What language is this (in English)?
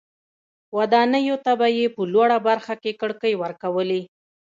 Pashto